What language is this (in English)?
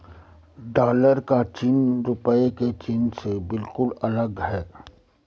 Hindi